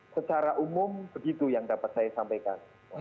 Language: Indonesian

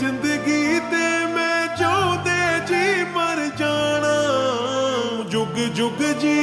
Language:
Punjabi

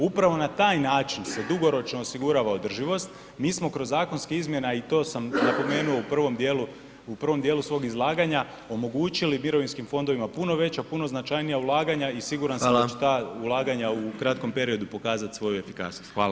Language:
Croatian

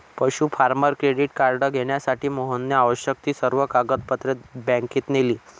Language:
Marathi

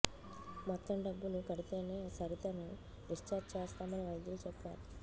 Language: Telugu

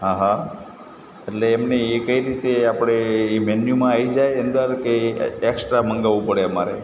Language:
Gujarati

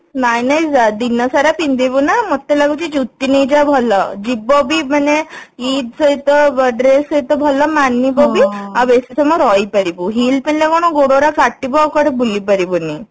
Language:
Odia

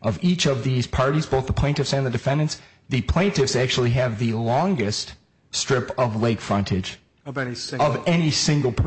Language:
English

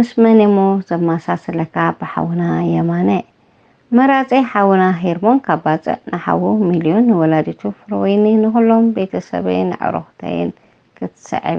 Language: Arabic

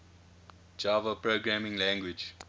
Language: English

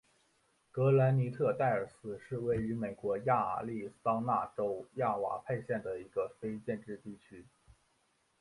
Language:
Chinese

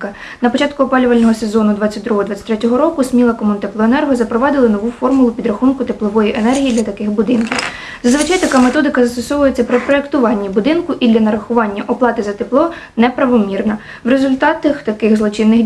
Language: Ukrainian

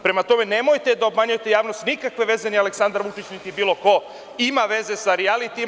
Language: Serbian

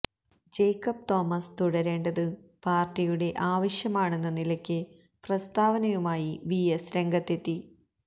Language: Malayalam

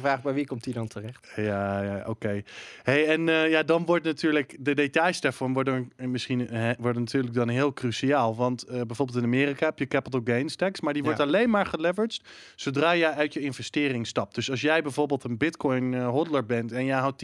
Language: Dutch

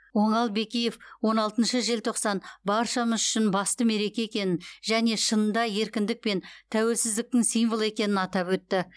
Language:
Kazakh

